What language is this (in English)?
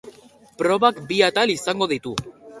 Basque